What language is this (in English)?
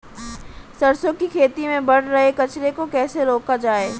Hindi